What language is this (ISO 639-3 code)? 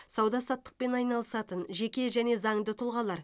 kaz